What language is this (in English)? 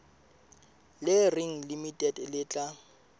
Southern Sotho